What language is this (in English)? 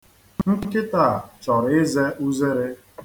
Igbo